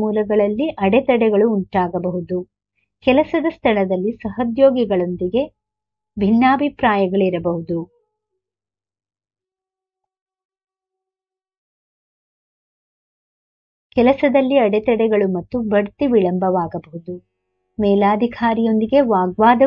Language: Hindi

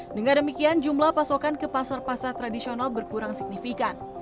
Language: Indonesian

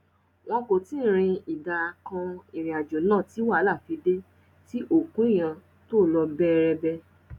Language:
Yoruba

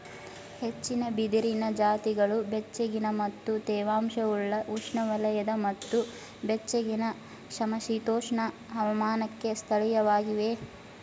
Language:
Kannada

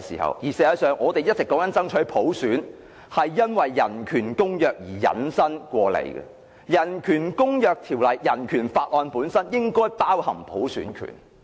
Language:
Cantonese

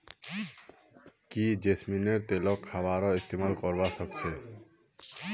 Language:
Magahi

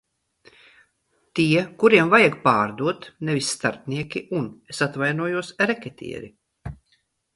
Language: Latvian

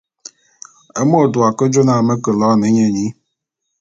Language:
Bulu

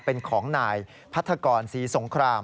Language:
Thai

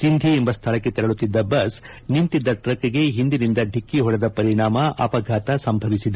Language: Kannada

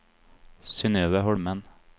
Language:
Norwegian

